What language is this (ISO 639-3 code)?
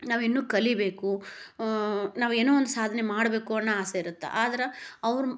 kan